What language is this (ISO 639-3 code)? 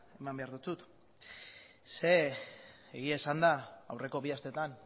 eus